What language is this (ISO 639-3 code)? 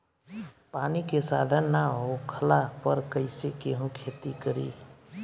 bho